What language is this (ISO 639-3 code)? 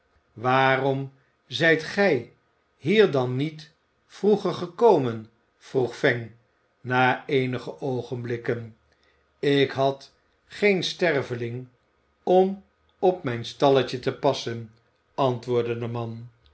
nld